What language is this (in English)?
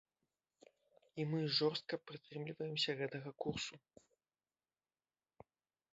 Belarusian